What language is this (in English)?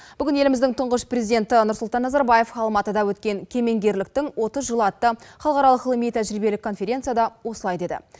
Kazakh